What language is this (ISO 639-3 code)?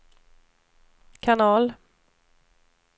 swe